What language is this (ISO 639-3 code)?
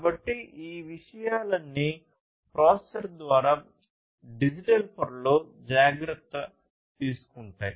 tel